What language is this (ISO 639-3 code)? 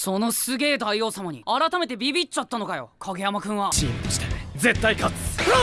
jpn